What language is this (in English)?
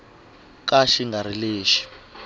Tsonga